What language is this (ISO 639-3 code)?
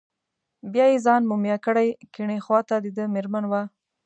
pus